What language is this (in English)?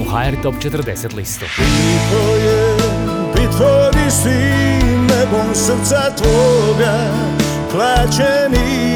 Croatian